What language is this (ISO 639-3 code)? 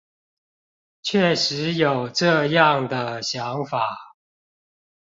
zho